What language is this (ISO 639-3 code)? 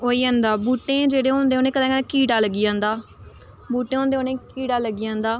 doi